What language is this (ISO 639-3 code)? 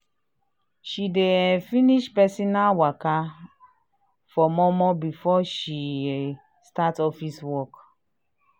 pcm